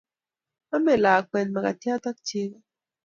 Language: Kalenjin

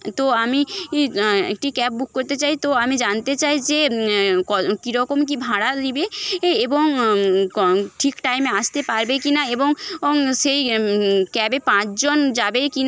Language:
Bangla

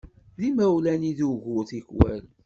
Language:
Kabyle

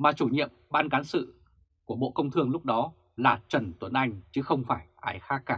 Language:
Vietnamese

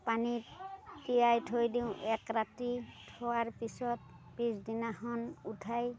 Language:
Assamese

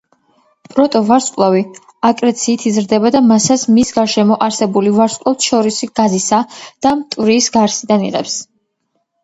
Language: Georgian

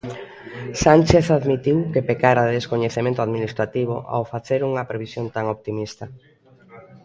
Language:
Galician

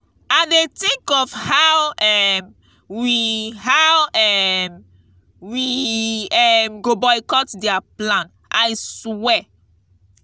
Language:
Nigerian Pidgin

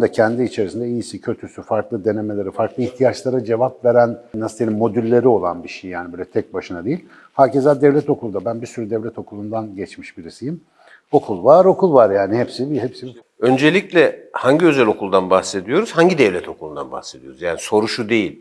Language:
Turkish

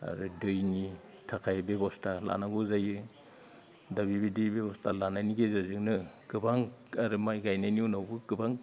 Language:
Bodo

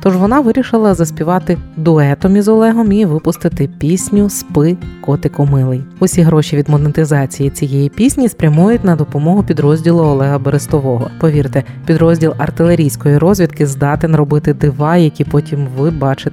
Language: Ukrainian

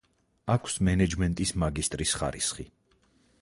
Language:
Georgian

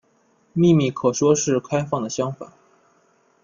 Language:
Chinese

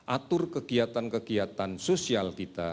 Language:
Indonesian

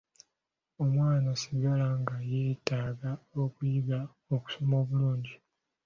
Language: Ganda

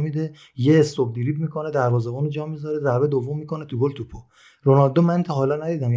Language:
Persian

